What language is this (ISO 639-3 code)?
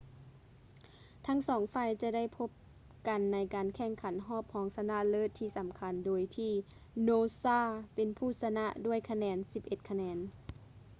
lao